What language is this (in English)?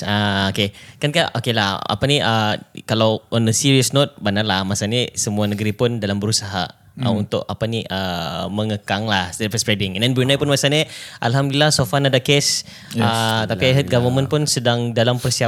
Malay